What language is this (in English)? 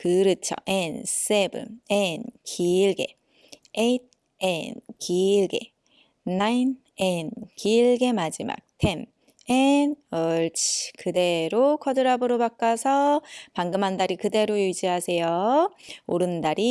Korean